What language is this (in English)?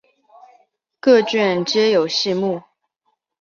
Chinese